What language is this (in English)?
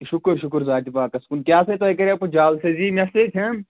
Kashmiri